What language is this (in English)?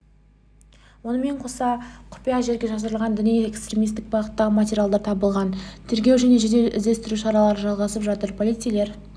Kazakh